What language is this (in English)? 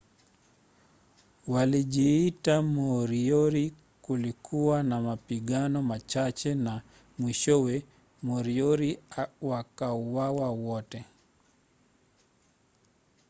Swahili